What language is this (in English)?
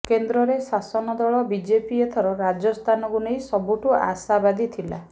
Odia